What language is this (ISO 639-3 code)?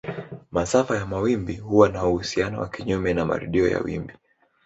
swa